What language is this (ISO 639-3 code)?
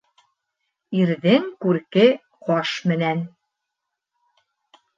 bak